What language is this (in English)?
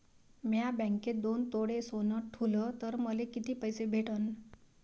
Marathi